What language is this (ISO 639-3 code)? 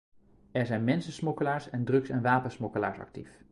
nld